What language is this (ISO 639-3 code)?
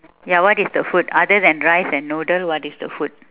eng